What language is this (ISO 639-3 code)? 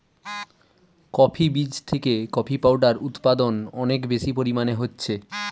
ben